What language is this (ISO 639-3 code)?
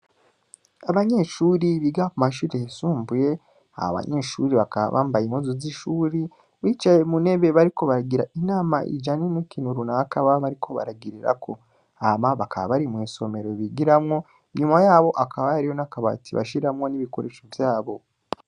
run